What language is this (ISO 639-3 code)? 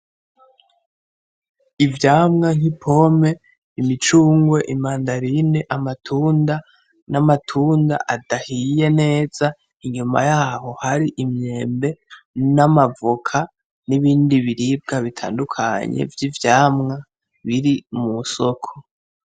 run